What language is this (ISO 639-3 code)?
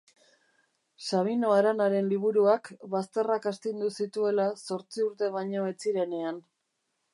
eus